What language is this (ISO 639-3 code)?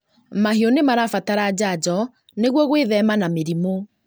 kik